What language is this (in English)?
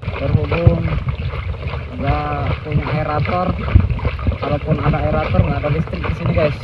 Indonesian